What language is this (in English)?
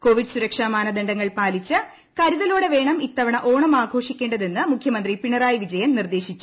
Malayalam